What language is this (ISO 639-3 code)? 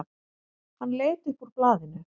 isl